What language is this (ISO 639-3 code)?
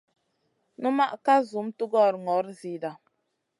mcn